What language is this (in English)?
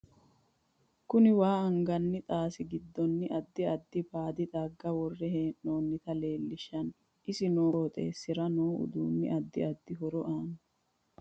Sidamo